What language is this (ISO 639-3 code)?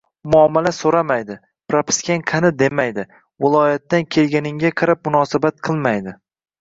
uzb